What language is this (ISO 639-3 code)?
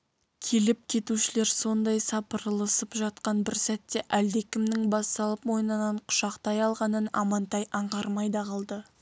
kaz